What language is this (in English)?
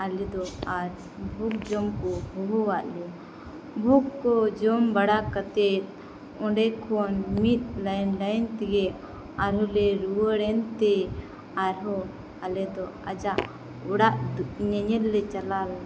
Santali